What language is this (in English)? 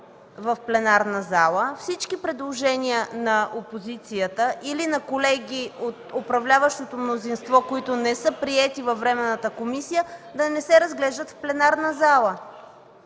Bulgarian